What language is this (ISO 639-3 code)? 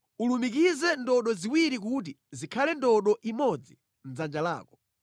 nya